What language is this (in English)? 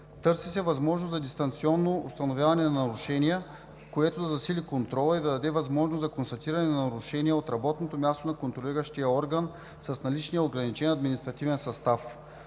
Bulgarian